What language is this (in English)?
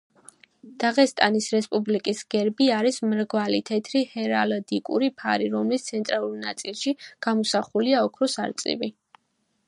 Georgian